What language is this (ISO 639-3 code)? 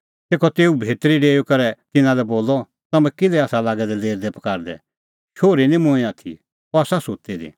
kfx